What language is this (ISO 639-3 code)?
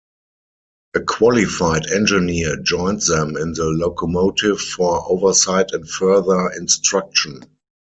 eng